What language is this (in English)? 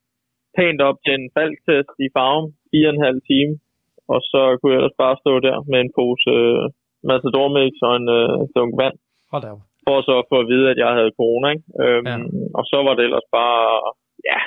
Danish